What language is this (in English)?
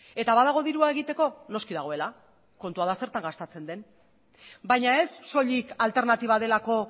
Basque